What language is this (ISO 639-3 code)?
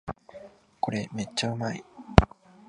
jpn